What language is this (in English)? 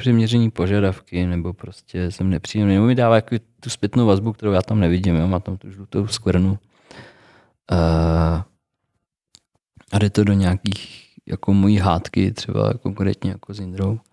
Czech